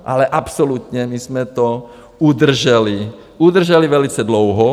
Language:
Czech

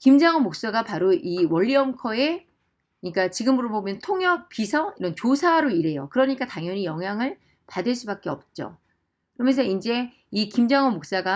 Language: Korean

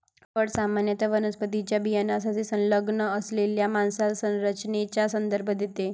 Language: Marathi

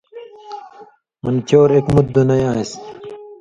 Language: Indus Kohistani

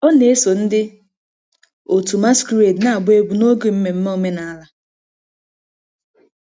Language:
Igbo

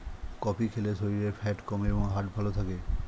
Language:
Bangla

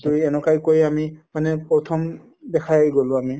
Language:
Assamese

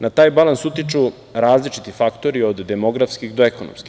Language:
Serbian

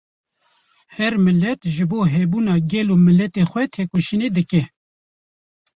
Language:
Kurdish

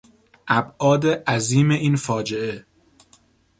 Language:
Persian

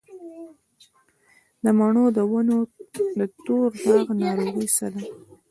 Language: Pashto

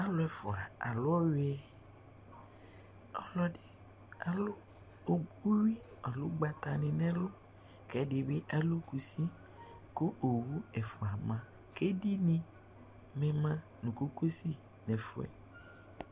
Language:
Ikposo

